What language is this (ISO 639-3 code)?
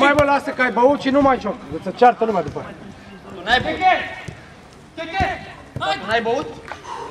ron